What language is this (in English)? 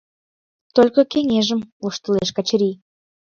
Mari